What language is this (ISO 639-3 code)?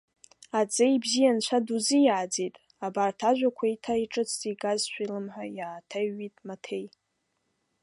abk